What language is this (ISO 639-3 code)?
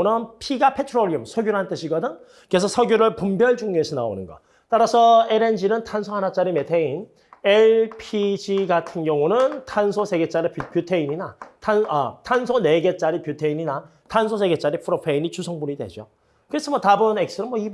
kor